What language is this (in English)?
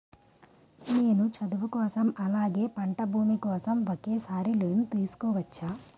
Telugu